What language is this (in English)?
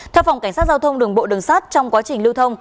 Vietnamese